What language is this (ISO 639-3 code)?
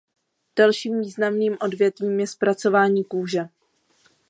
ces